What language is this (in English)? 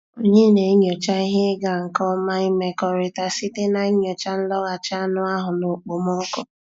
Igbo